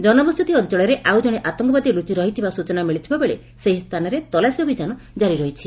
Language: Odia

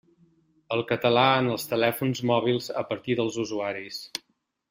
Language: Catalan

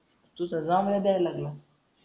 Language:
Marathi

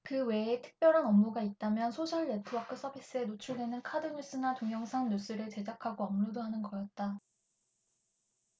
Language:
Korean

